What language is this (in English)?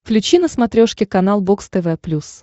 Russian